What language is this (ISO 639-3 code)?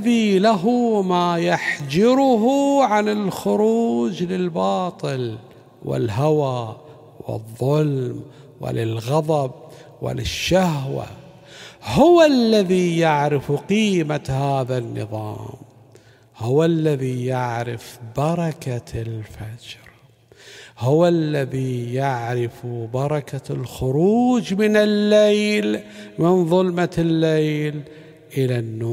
ara